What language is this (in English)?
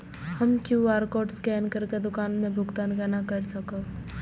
Maithili